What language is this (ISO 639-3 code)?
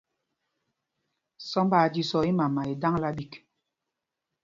mgg